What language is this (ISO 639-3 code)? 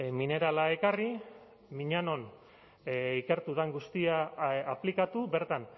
eus